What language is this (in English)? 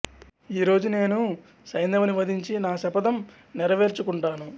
Telugu